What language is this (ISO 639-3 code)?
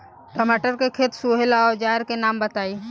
bho